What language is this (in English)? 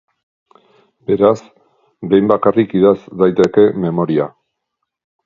Basque